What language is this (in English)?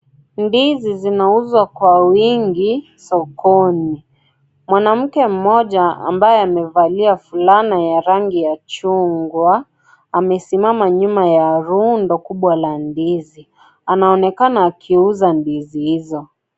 Swahili